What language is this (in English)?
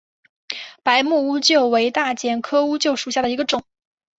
Chinese